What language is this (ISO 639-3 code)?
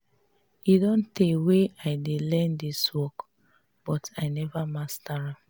pcm